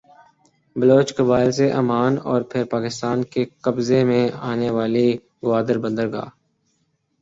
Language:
Urdu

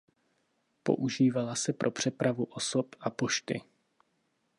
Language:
Czech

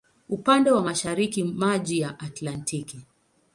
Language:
Swahili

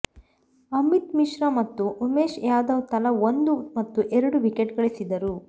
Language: Kannada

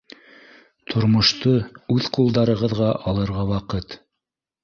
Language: Bashkir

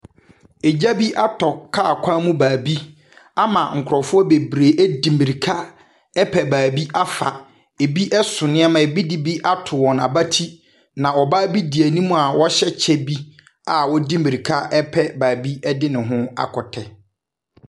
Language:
Akan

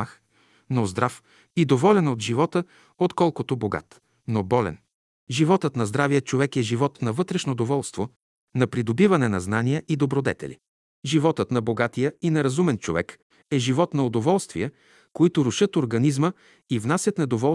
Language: Bulgarian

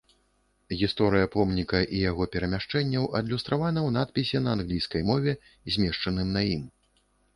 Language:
Belarusian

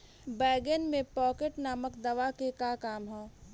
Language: Bhojpuri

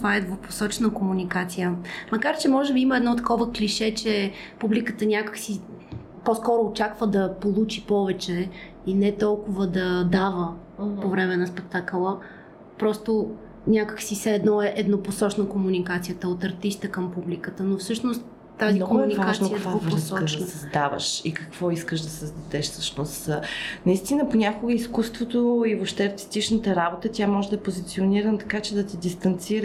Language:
Bulgarian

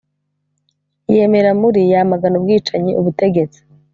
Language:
Kinyarwanda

